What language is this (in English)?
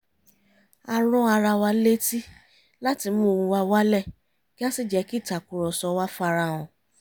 Yoruba